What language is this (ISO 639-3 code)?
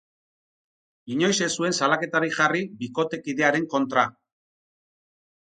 eus